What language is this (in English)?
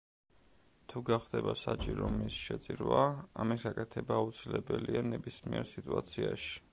Georgian